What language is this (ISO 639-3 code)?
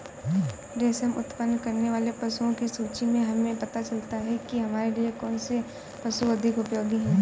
hin